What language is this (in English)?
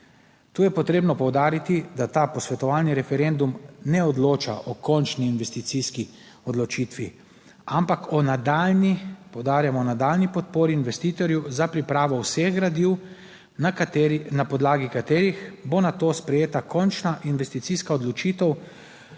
Slovenian